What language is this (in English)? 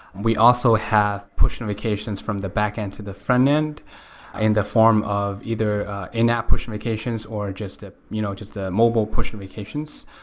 English